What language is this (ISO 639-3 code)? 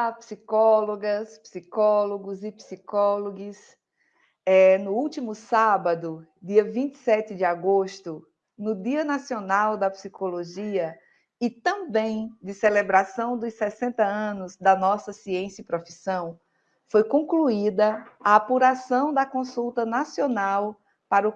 por